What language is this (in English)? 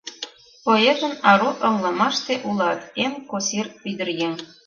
Mari